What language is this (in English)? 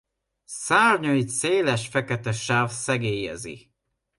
Hungarian